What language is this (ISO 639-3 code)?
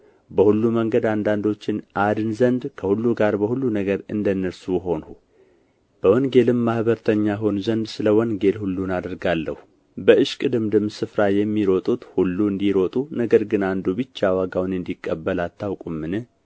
amh